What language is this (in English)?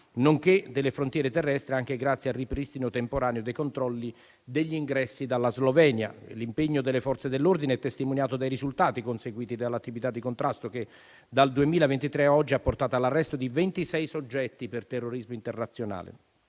Italian